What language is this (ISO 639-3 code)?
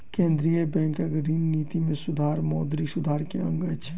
mai